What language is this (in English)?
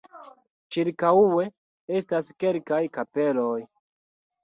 Esperanto